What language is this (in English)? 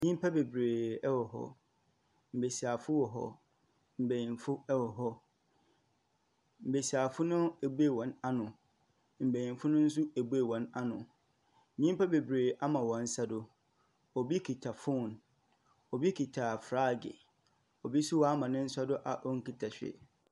Akan